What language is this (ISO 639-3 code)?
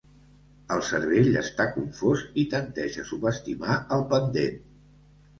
cat